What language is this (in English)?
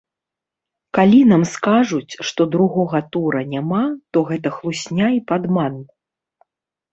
Belarusian